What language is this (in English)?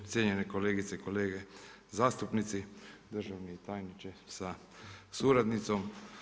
Croatian